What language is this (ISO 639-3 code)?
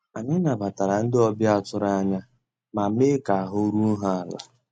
ibo